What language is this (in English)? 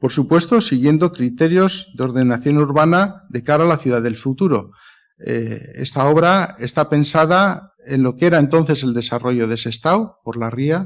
Spanish